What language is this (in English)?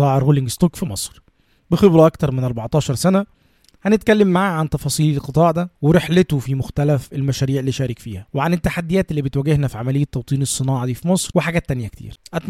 Arabic